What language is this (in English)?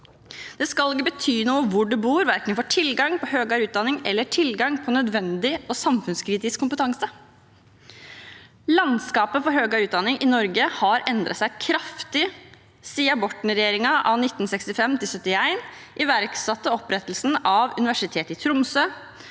Norwegian